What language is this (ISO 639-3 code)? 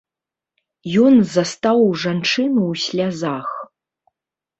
bel